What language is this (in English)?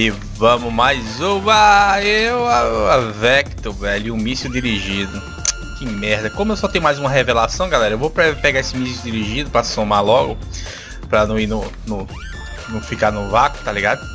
Portuguese